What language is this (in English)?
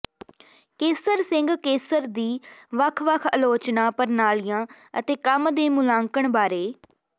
Punjabi